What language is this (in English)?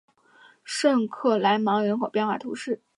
Chinese